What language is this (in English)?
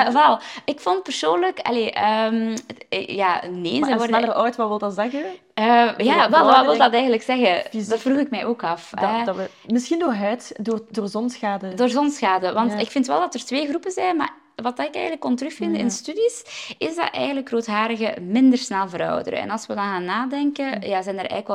Dutch